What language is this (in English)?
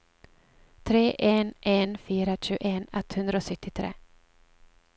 Norwegian